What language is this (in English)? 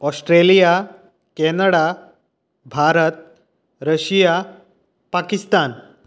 Konkani